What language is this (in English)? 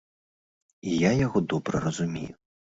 Belarusian